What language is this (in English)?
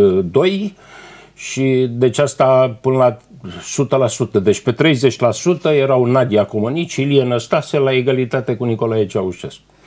Romanian